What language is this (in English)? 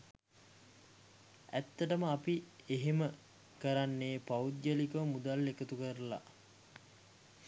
Sinhala